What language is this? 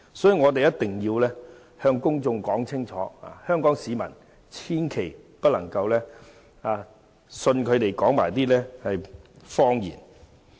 Cantonese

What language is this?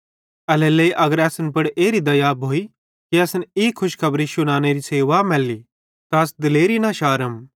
Bhadrawahi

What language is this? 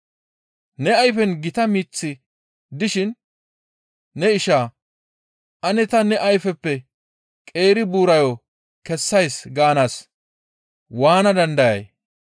Gamo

